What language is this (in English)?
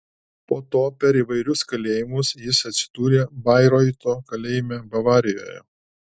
Lithuanian